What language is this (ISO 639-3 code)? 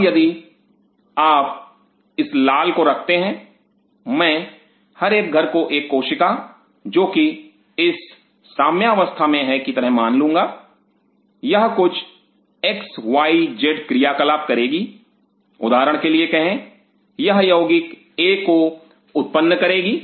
hin